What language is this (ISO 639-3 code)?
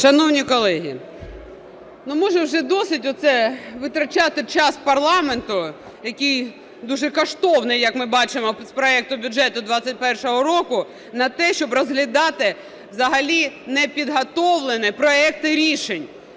ukr